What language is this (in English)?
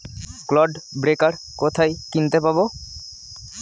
Bangla